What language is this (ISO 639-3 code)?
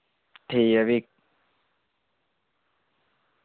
doi